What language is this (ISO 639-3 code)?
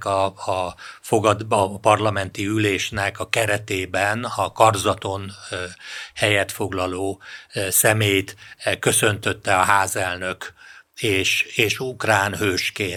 hun